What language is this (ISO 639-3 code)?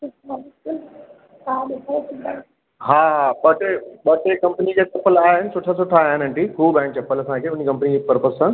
snd